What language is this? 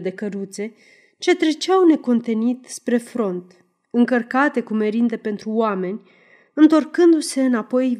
Romanian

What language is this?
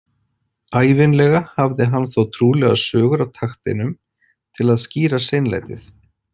Icelandic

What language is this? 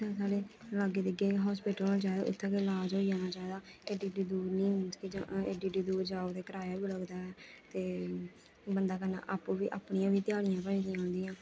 Dogri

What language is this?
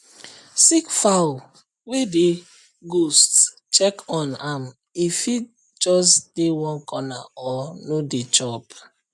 Nigerian Pidgin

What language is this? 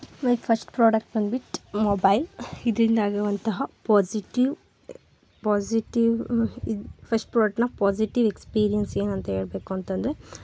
Kannada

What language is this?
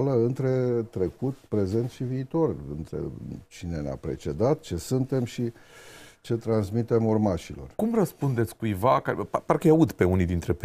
Romanian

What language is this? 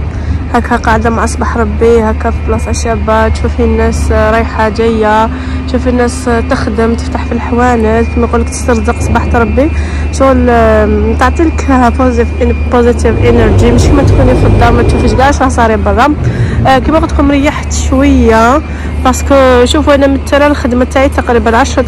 Arabic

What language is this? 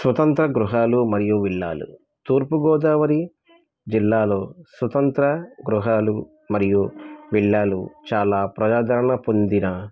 Telugu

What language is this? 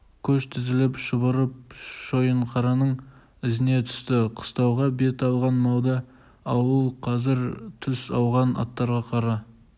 Kazakh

